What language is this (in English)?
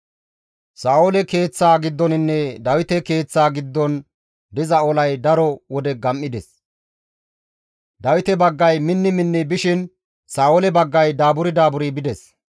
Gamo